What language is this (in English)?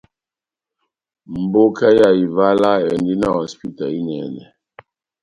Batanga